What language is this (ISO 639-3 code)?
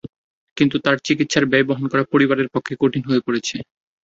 ben